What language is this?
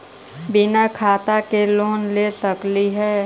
Magahi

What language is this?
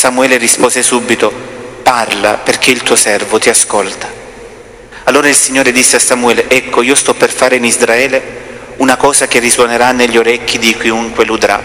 Italian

